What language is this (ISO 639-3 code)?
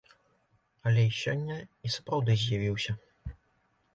bel